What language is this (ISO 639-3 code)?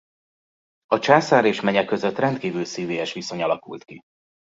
hun